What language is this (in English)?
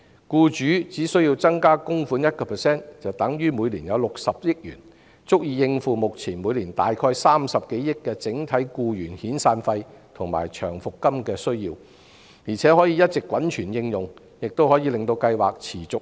Cantonese